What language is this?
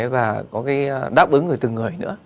Vietnamese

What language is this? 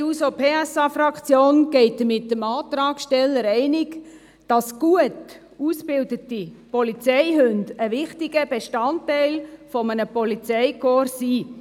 Swiss German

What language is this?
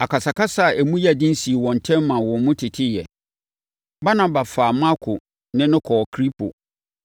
Akan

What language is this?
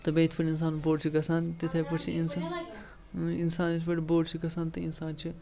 Kashmiri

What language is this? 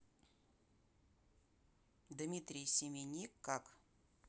Russian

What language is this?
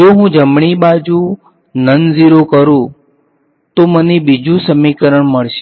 Gujarati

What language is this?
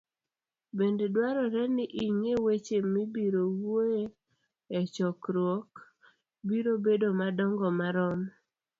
Luo (Kenya and Tanzania)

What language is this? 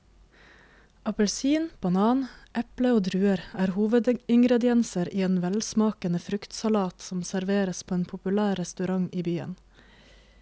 Norwegian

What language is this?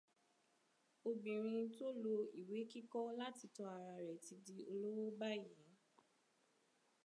Yoruba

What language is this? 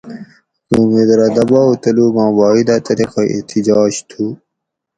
Gawri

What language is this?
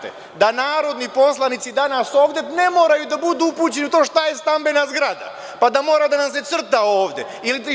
Serbian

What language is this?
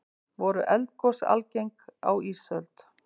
Icelandic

